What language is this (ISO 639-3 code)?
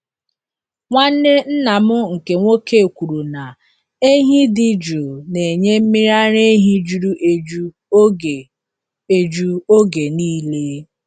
ibo